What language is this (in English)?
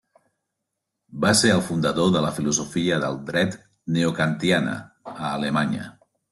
Catalan